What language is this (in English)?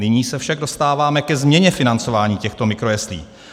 Czech